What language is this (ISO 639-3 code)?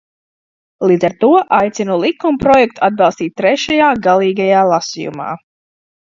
lav